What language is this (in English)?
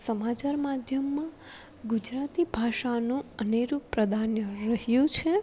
Gujarati